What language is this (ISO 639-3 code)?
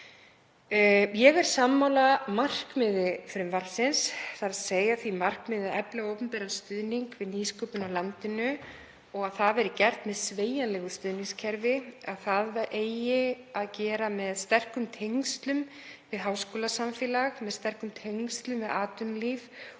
isl